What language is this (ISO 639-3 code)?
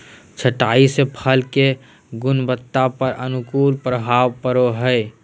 mag